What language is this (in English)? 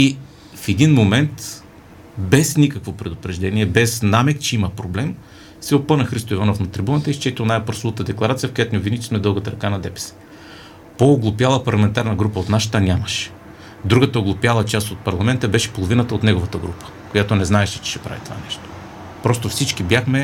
Bulgarian